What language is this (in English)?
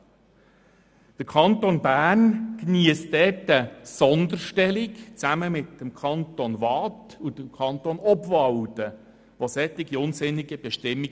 Swiss German